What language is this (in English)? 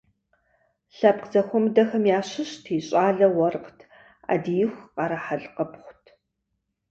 Kabardian